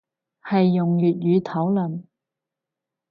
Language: Cantonese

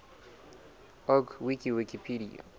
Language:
Southern Sotho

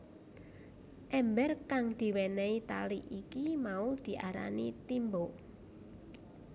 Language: Javanese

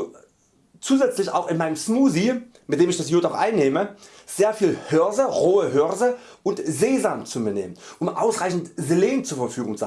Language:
German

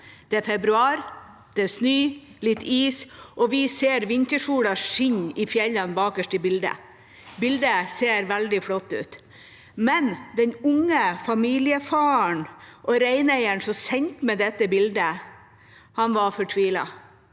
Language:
Norwegian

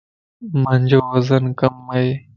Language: Lasi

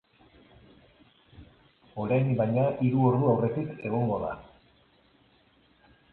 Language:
Basque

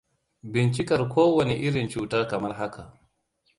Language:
Hausa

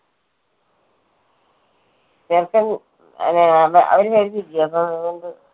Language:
Malayalam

